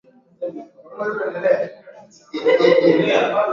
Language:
Swahili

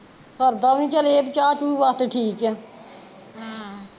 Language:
Punjabi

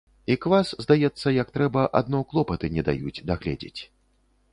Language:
Belarusian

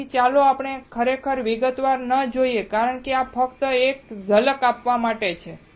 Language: Gujarati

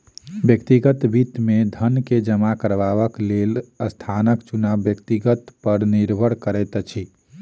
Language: Maithili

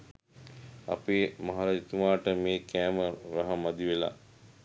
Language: Sinhala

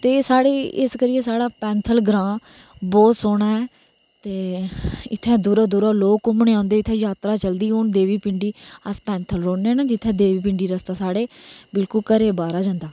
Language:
Dogri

